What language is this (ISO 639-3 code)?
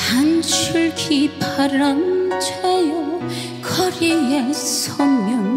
kor